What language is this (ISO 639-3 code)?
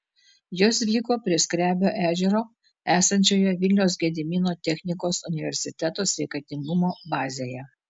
lit